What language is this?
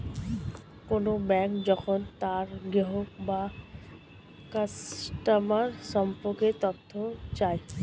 Bangla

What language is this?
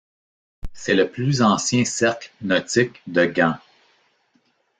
French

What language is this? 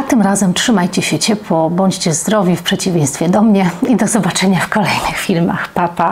Polish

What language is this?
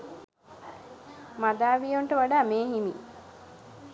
Sinhala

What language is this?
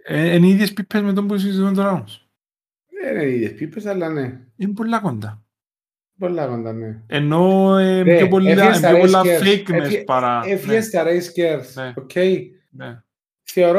Greek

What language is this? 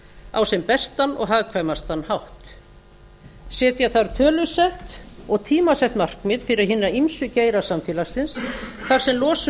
Icelandic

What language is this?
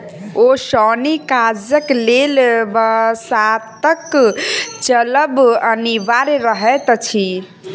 Maithili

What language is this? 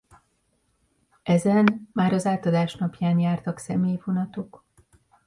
Hungarian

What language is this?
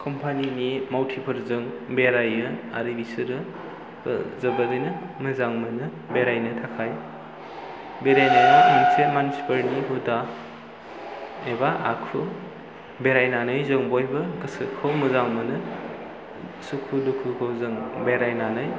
Bodo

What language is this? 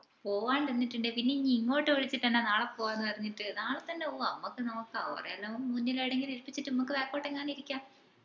Malayalam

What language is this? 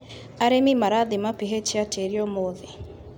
Kikuyu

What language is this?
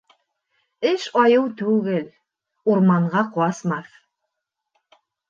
Bashkir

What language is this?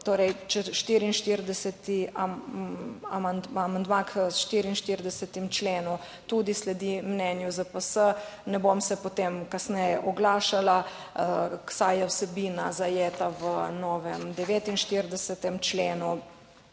Slovenian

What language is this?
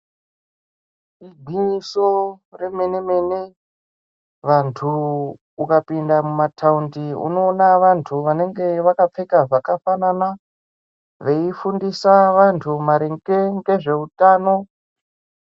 Ndau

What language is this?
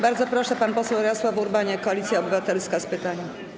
Polish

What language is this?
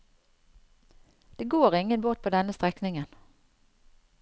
Norwegian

